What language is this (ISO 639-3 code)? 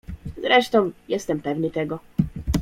pol